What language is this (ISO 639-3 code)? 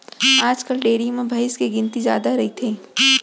hne